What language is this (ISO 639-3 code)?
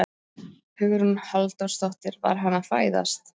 isl